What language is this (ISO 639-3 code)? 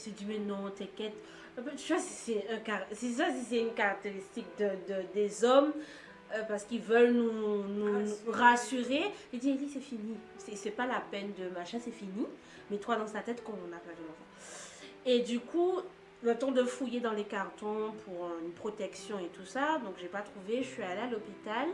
fra